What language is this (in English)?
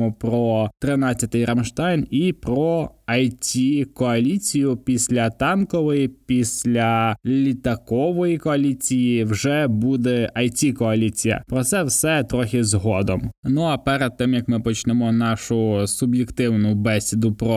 Ukrainian